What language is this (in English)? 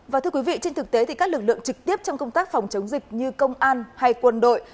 Vietnamese